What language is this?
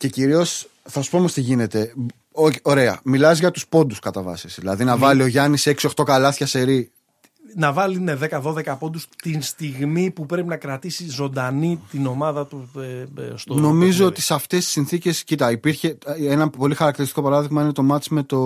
Greek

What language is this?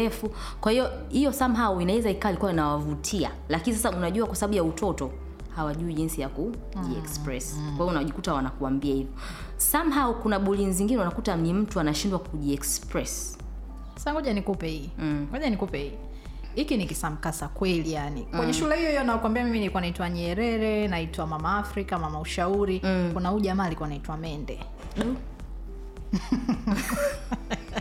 Swahili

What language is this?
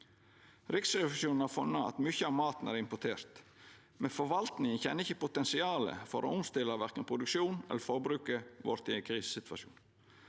Norwegian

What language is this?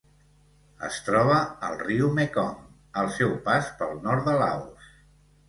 Catalan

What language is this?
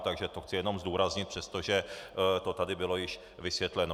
Czech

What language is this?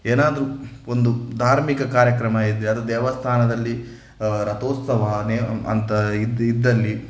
Kannada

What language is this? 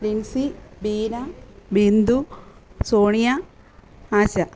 Malayalam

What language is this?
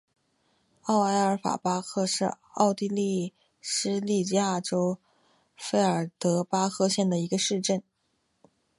Chinese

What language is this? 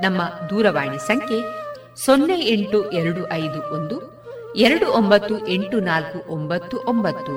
Kannada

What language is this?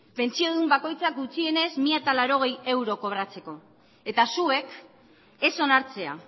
Basque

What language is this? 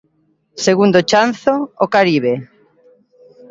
Galician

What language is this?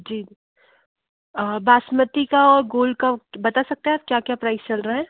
Hindi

